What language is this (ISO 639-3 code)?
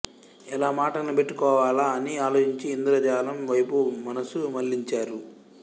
tel